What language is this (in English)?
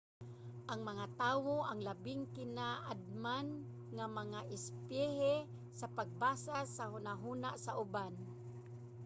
Cebuano